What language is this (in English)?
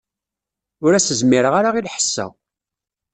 Kabyle